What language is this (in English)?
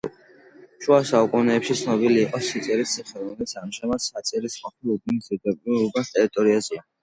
Georgian